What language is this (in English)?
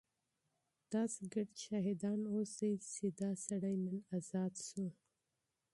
Pashto